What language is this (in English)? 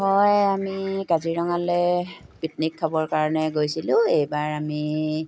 Assamese